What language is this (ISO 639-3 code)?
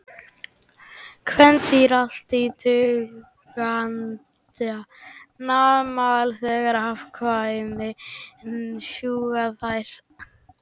isl